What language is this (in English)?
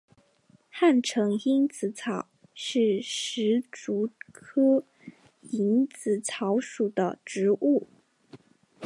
Chinese